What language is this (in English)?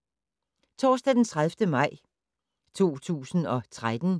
Danish